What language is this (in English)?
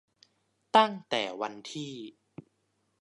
Thai